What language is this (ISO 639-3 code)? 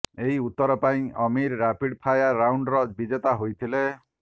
ori